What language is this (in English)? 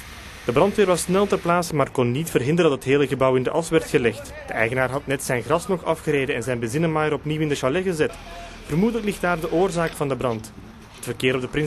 Dutch